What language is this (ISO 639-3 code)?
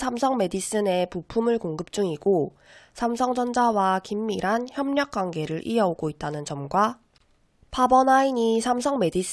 kor